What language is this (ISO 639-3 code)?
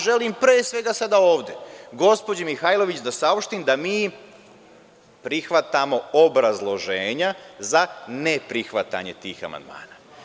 srp